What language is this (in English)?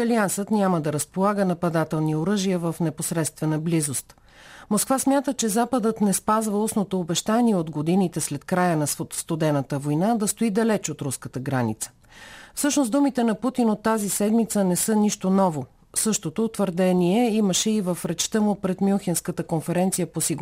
Bulgarian